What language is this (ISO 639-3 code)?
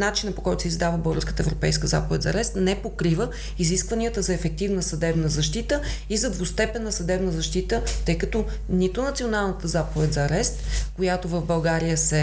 bul